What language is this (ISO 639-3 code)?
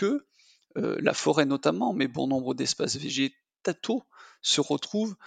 fra